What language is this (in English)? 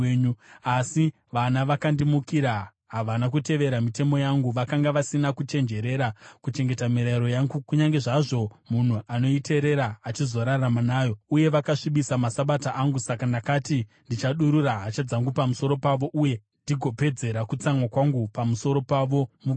Shona